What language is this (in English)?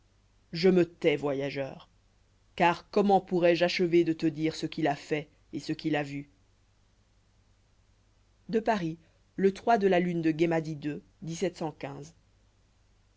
French